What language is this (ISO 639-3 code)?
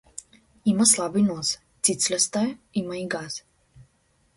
mkd